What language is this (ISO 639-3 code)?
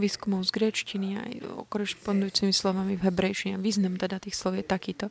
slk